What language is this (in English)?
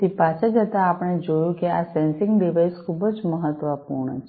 Gujarati